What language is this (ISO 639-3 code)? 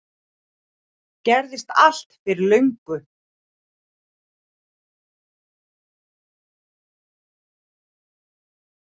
isl